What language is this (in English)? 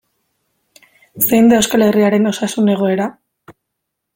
Basque